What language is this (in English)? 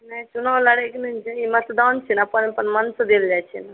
Maithili